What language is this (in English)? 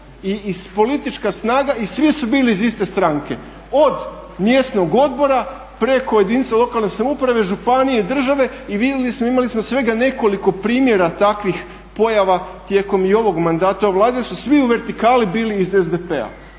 Croatian